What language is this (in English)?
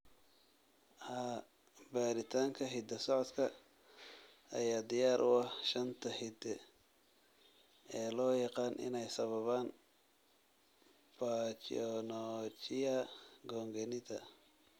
Somali